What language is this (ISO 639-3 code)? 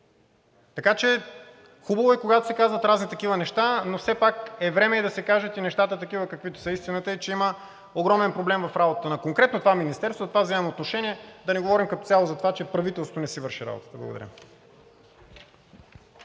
bul